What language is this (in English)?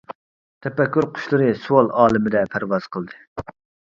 Uyghur